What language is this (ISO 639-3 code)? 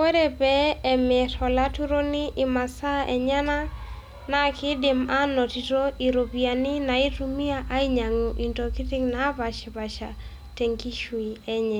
mas